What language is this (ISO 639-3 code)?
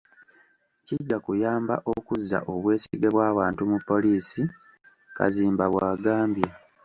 lug